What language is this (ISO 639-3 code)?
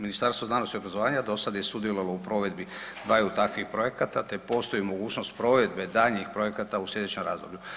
hrv